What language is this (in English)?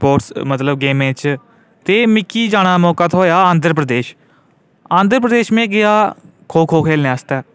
Dogri